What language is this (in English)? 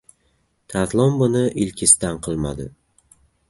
Uzbek